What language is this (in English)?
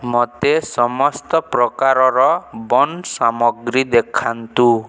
Odia